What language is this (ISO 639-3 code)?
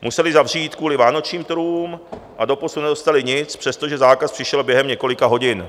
ces